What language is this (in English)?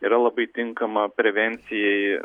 Lithuanian